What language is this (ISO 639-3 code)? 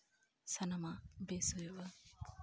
sat